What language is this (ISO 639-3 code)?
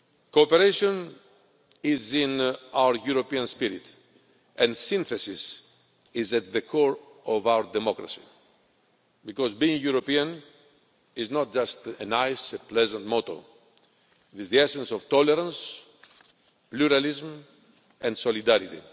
eng